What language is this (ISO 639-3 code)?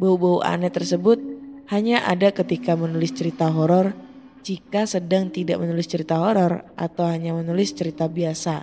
ind